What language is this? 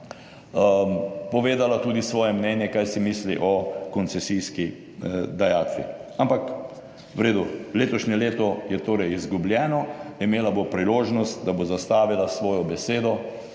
Slovenian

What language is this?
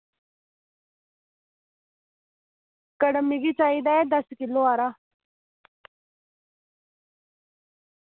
Dogri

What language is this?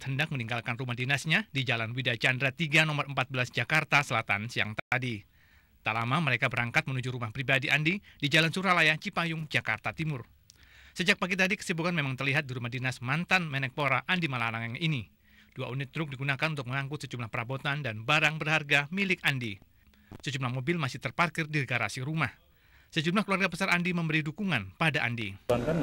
Indonesian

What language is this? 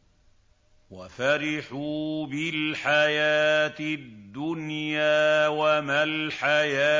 Arabic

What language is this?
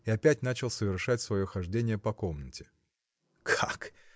Russian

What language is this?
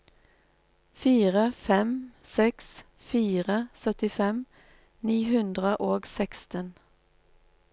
Norwegian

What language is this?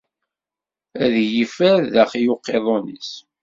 Kabyle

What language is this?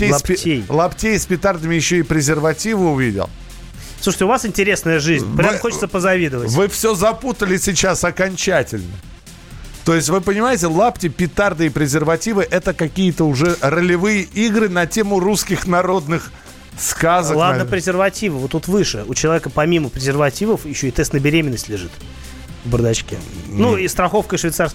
Russian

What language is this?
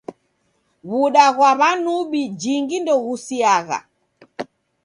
Taita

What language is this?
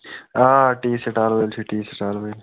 Kashmiri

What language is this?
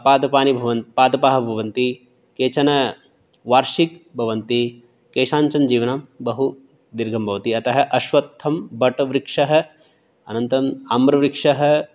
Sanskrit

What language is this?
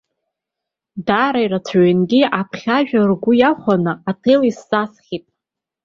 Abkhazian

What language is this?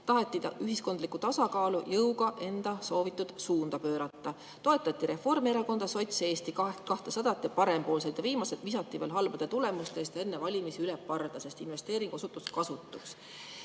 Estonian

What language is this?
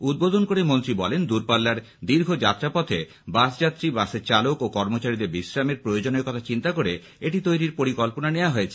Bangla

